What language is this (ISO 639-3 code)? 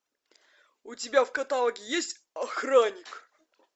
rus